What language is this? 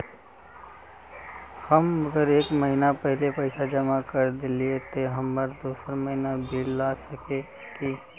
Magahi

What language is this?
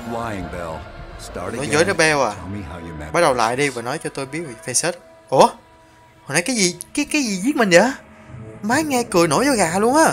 Vietnamese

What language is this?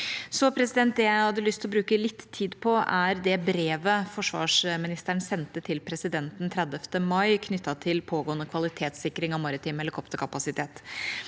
Norwegian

